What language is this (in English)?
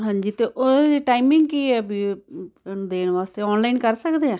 Punjabi